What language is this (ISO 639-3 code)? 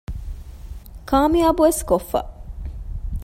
div